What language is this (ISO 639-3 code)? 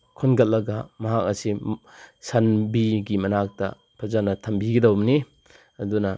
mni